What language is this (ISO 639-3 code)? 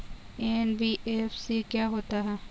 hin